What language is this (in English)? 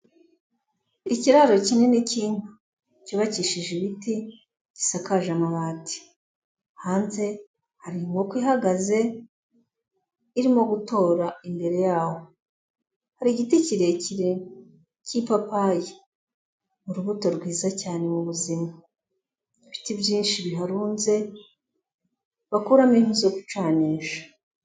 Kinyarwanda